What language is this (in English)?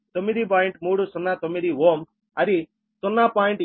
Telugu